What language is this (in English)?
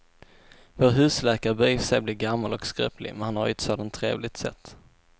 Swedish